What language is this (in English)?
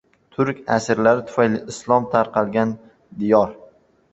Uzbek